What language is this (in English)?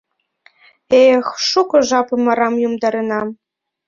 Mari